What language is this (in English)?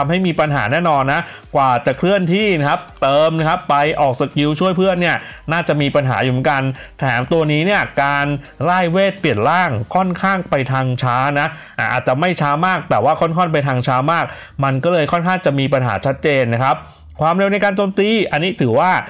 Thai